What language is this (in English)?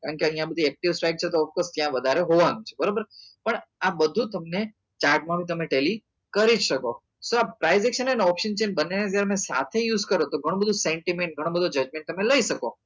Gujarati